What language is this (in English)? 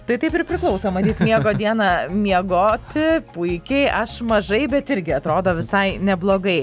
Lithuanian